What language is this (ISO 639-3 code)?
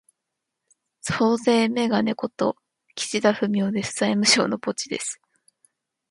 jpn